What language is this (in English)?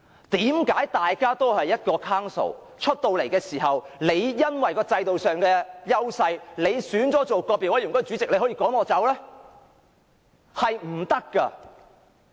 Cantonese